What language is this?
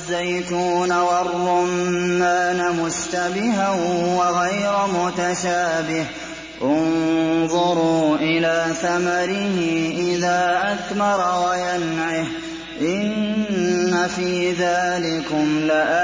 Arabic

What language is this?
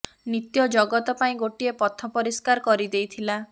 Odia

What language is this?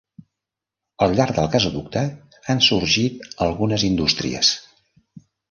Catalan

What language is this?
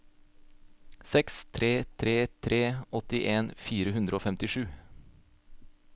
Norwegian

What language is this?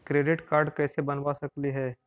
Magahi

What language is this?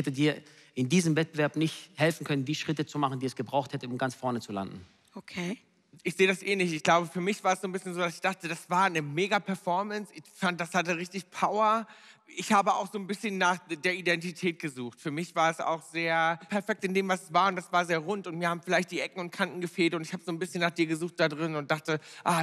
German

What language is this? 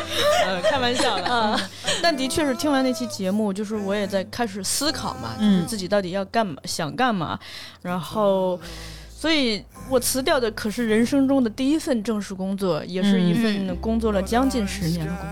Chinese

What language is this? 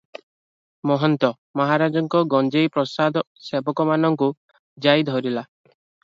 Odia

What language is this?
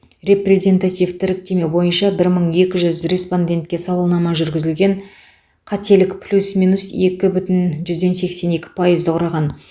Kazakh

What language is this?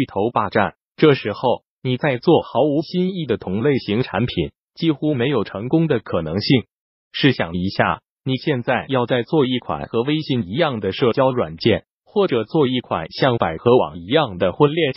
Chinese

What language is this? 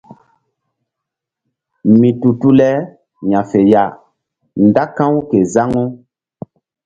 Mbum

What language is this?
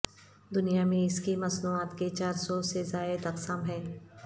Urdu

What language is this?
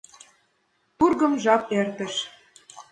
Mari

